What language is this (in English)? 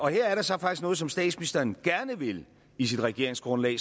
Danish